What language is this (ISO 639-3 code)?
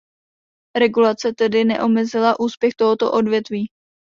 ces